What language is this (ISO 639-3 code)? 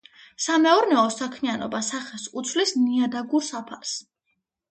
kat